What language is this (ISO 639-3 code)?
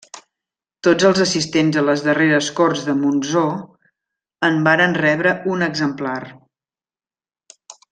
cat